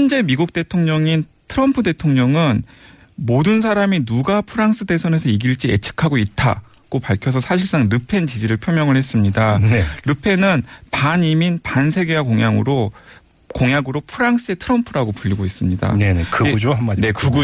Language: Korean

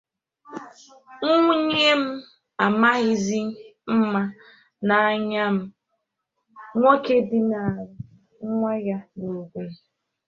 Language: Igbo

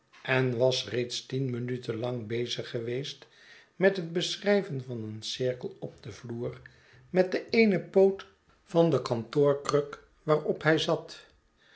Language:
Dutch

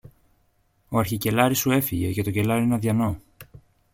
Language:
Greek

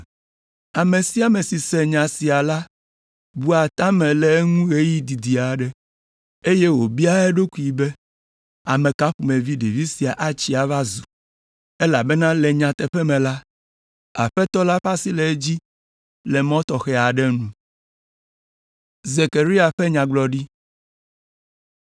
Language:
Ewe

